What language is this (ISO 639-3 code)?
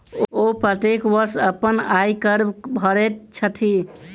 mai